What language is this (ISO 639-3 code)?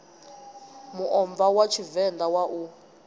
ven